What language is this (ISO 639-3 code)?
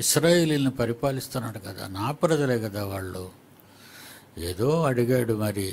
hin